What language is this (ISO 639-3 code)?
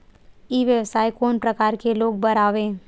hne